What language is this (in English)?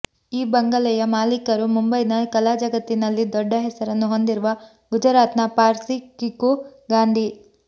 Kannada